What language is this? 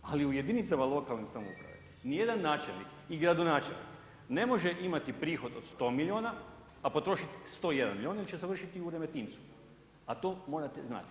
Croatian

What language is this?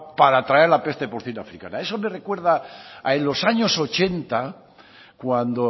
Spanish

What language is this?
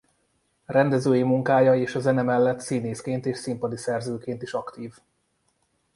Hungarian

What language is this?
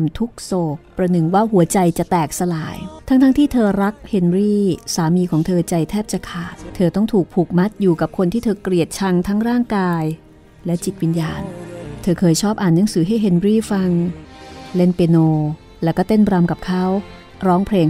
Thai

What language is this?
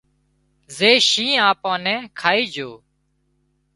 Wadiyara Koli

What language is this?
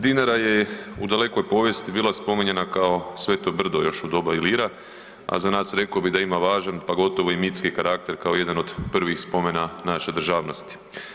Croatian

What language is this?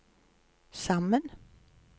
Norwegian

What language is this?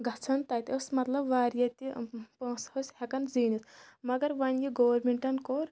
Kashmiri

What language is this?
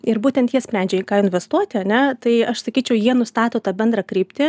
Lithuanian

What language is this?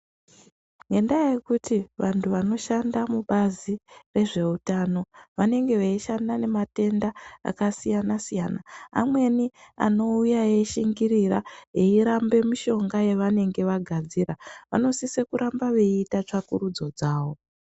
Ndau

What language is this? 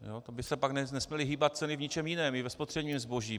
Czech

